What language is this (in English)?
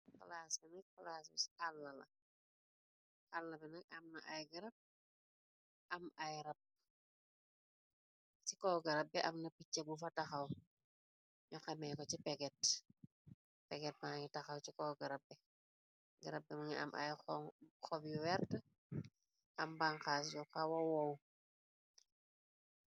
Wolof